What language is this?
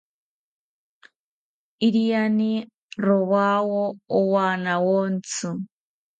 South Ucayali Ashéninka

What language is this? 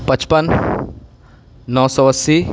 Urdu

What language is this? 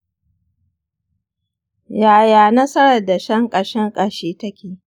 Hausa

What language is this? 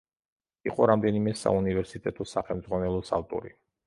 Georgian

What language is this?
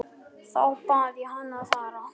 Icelandic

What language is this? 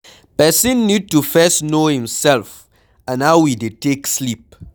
Nigerian Pidgin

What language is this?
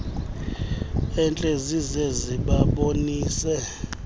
Xhosa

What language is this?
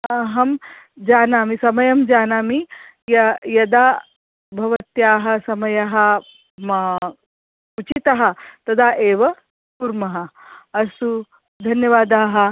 Sanskrit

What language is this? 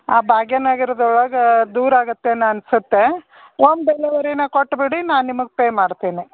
Kannada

